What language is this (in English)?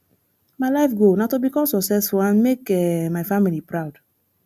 Nigerian Pidgin